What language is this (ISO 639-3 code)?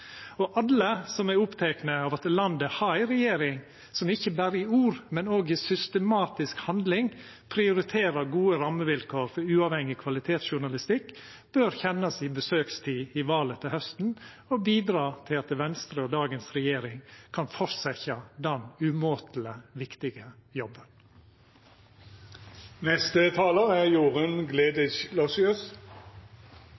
nno